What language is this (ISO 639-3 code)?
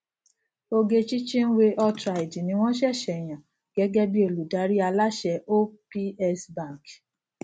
yor